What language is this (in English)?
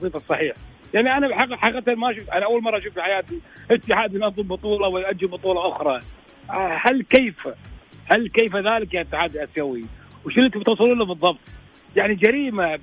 Arabic